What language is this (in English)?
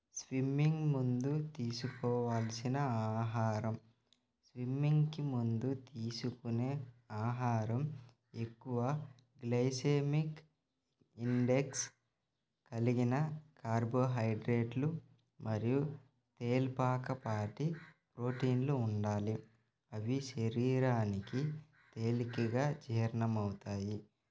Telugu